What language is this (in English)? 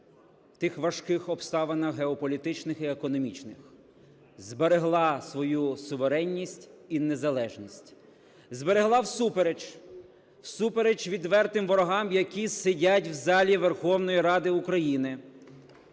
Ukrainian